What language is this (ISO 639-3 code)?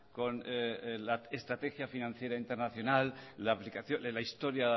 spa